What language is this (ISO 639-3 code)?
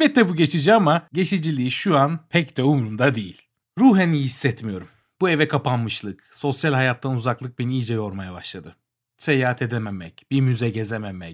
tur